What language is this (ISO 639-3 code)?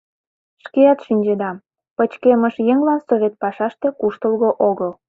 chm